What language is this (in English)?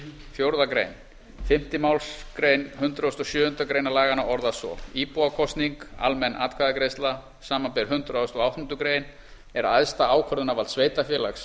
Icelandic